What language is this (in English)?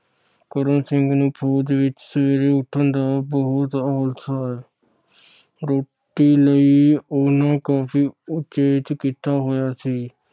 Punjabi